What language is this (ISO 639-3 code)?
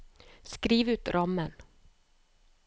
nor